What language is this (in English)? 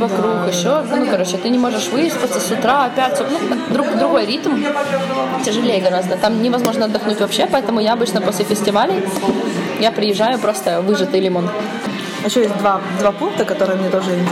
Russian